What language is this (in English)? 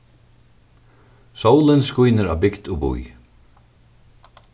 Faroese